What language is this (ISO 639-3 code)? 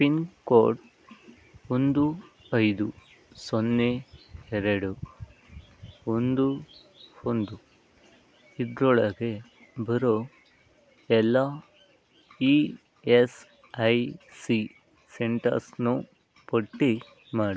kan